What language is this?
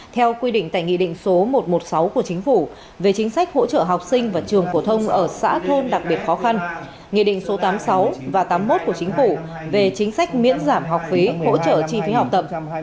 Vietnamese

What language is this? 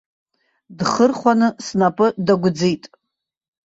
Abkhazian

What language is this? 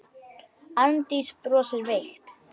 Icelandic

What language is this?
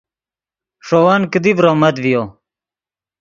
Yidgha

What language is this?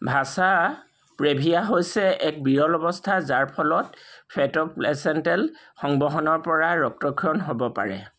Assamese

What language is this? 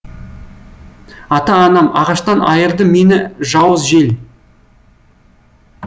Kazakh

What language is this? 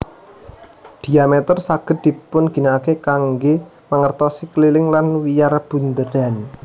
Javanese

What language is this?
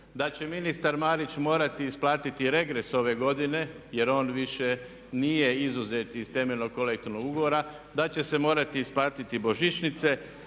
Croatian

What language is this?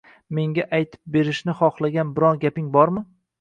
Uzbek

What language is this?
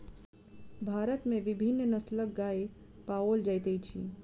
Maithili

